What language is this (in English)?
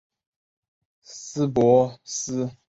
Chinese